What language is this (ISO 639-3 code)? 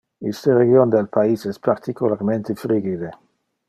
ina